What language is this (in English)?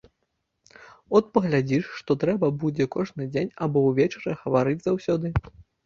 Belarusian